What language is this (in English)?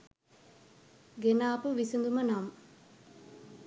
Sinhala